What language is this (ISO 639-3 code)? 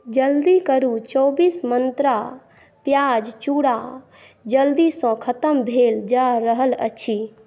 mai